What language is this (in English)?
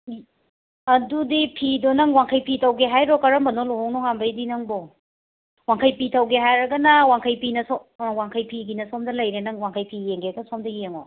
Manipuri